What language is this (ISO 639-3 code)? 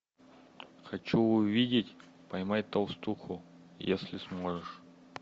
rus